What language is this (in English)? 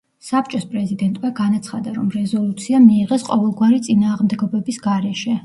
Georgian